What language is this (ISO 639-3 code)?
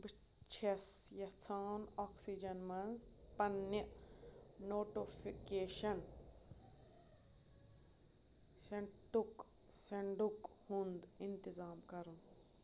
kas